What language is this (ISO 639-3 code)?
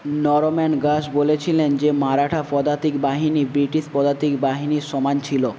ben